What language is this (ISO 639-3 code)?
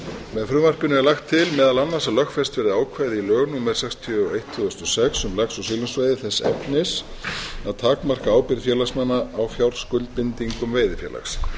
isl